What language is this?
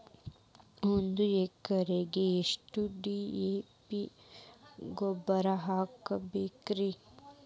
Kannada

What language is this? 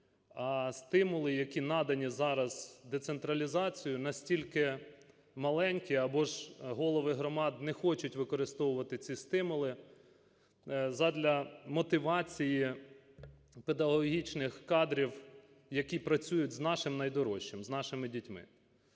Ukrainian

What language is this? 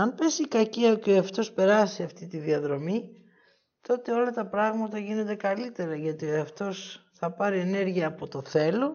Greek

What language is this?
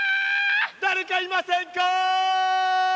Japanese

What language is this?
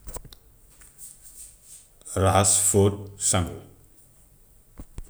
Gambian Wolof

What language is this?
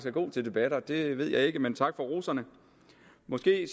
Danish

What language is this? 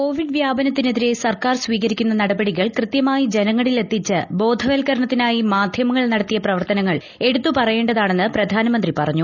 Malayalam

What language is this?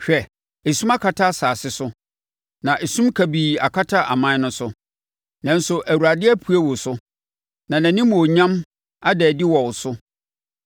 Akan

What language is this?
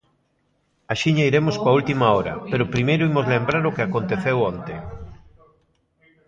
Galician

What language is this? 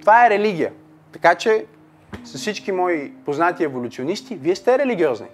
Bulgarian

